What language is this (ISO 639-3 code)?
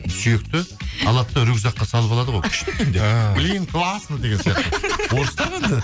kaz